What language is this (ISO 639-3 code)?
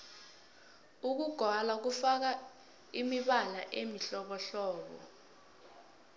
nbl